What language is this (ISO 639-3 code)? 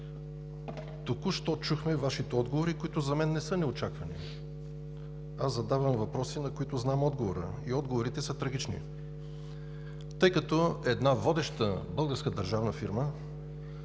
bul